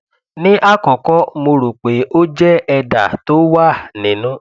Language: Yoruba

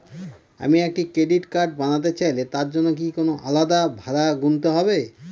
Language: Bangla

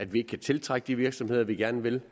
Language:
Danish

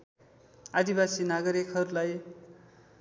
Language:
Nepali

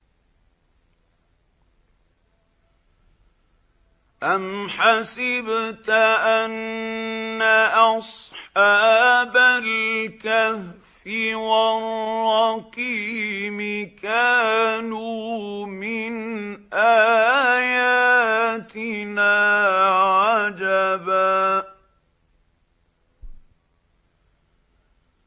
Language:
Arabic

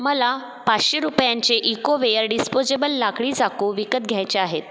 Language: Marathi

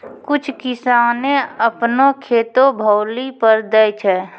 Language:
Maithili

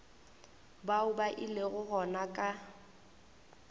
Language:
Northern Sotho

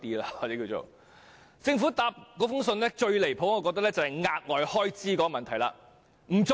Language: Cantonese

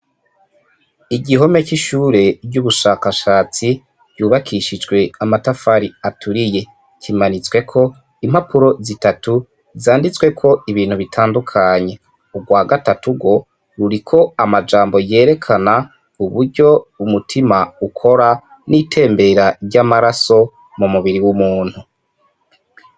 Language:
Rundi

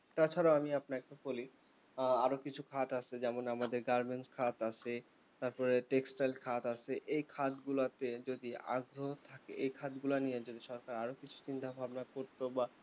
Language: Bangla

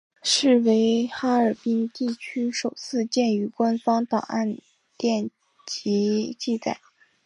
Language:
Chinese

